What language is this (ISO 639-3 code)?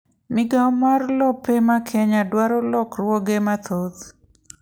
luo